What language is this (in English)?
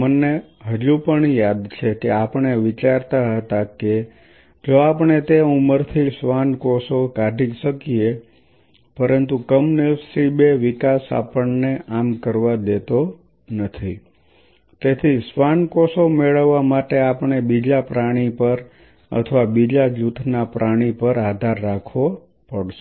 Gujarati